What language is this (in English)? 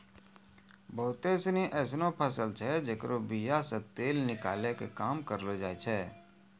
Maithili